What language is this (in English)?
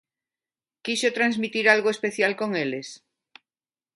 Galician